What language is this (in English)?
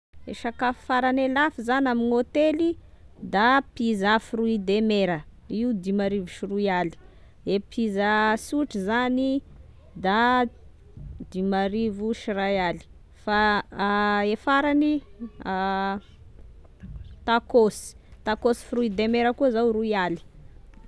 Tesaka Malagasy